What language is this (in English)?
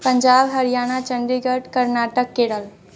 Maithili